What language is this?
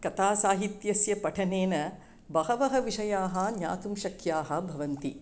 Sanskrit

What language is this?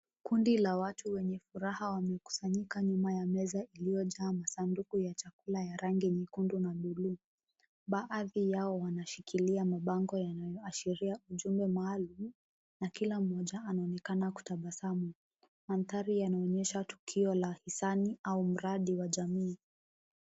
Swahili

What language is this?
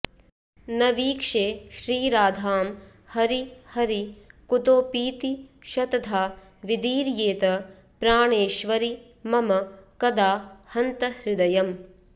Sanskrit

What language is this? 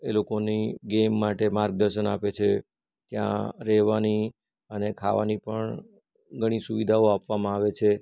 Gujarati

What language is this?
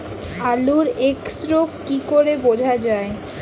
Bangla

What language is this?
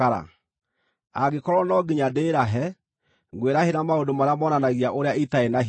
Kikuyu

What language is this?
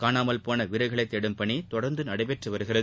Tamil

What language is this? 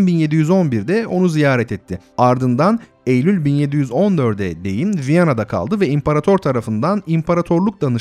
Turkish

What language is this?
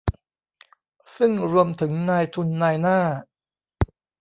Thai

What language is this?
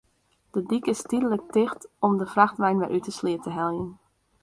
Western Frisian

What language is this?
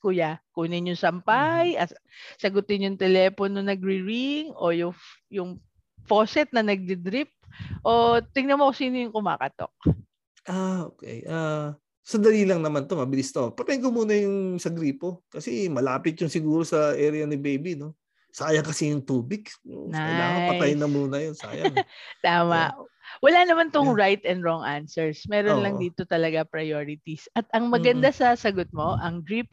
Filipino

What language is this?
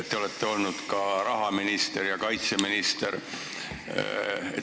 Estonian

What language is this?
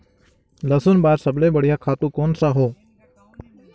Chhattisgarhi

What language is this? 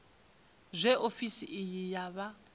Venda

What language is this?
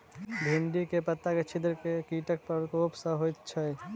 Maithili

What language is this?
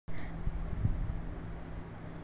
Kannada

